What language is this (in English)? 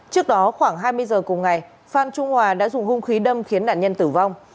Vietnamese